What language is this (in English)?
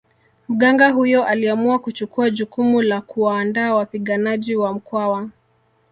Swahili